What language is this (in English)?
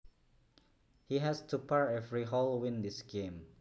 Javanese